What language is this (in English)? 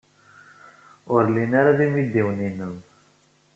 Kabyle